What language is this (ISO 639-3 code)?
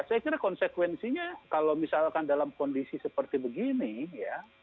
ind